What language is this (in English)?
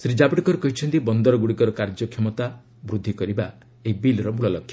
Odia